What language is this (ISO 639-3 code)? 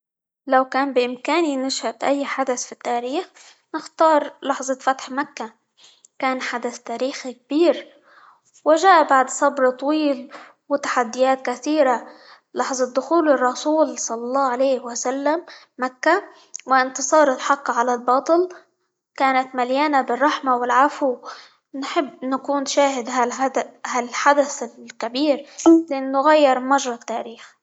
ayl